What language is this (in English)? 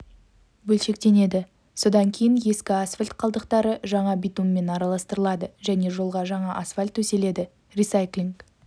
Kazakh